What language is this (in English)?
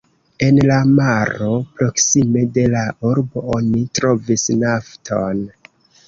Esperanto